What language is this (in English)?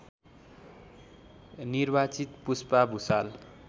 Nepali